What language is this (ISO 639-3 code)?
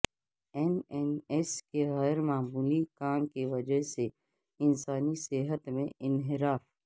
urd